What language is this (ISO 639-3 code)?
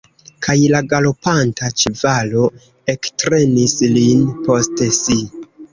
epo